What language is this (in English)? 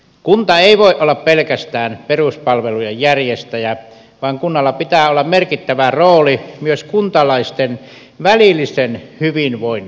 Finnish